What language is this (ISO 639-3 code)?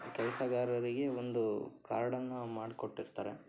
kan